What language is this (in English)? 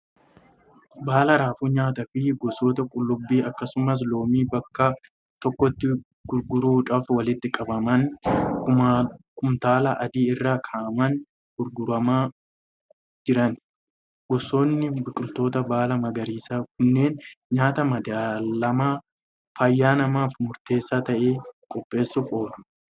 Oromo